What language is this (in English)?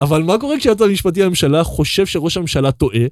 Hebrew